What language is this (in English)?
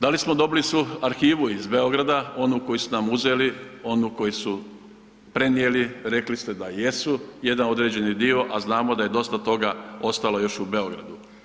Croatian